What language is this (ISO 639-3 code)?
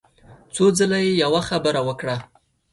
pus